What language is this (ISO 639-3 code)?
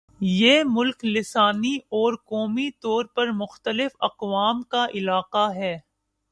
urd